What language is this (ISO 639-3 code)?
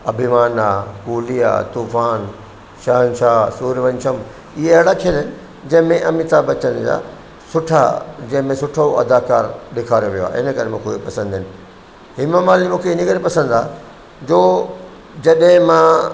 snd